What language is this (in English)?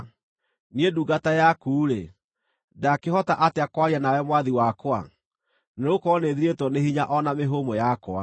Kikuyu